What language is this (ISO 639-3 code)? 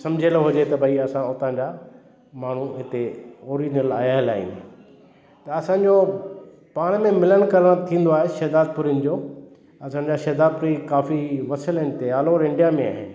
snd